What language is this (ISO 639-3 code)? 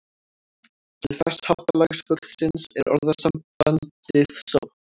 isl